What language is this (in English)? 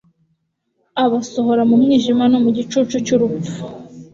Kinyarwanda